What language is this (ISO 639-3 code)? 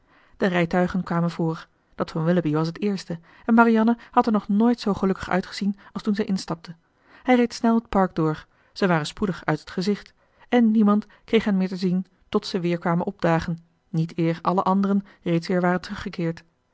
nld